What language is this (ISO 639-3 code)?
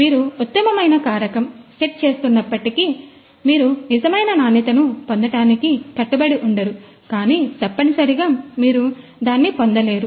tel